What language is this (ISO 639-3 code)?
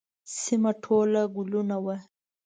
pus